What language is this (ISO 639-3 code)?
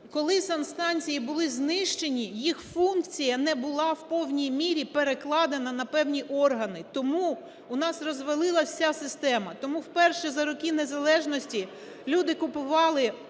ukr